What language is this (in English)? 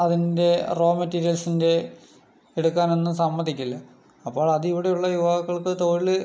Malayalam